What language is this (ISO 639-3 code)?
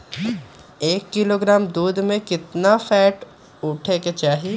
mag